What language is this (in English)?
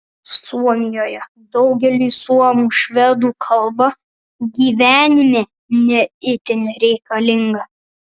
Lithuanian